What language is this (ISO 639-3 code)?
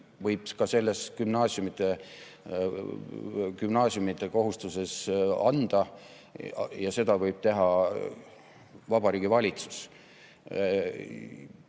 est